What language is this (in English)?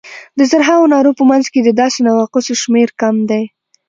Pashto